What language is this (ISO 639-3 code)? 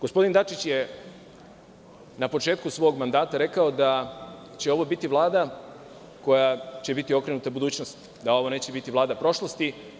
srp